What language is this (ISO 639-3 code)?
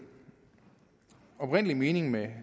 dan